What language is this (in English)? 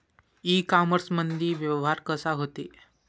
Marathi